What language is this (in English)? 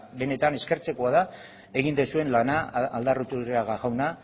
Basque